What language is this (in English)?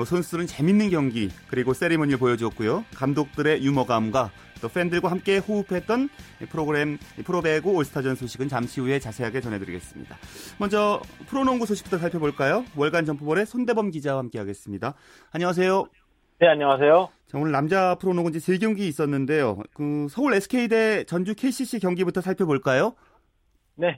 Korean